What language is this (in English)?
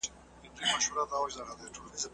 Pashto